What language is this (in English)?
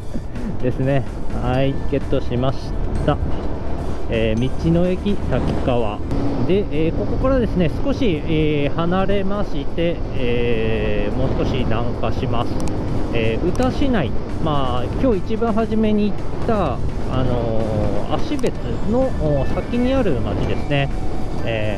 Japanese